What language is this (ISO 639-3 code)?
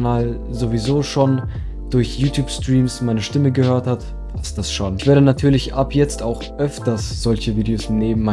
deu